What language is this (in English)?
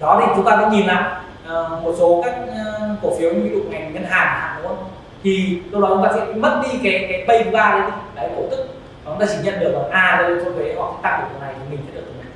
Vietnamese